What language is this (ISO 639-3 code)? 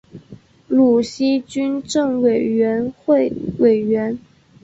zho